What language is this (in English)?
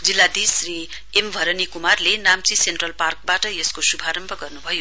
Nepali